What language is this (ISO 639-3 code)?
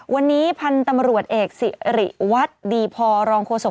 tha